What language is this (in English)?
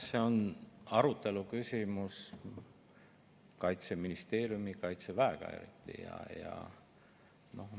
Estonian